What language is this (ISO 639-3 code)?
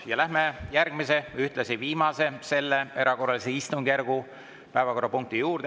est